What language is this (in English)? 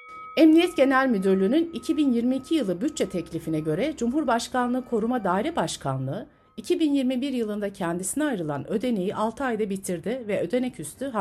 Turkish